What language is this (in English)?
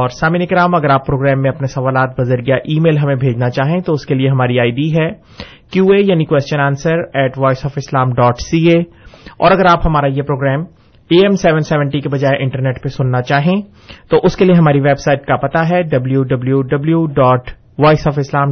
Urdu